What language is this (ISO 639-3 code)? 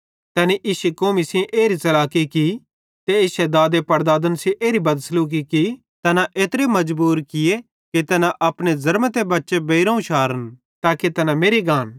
bhd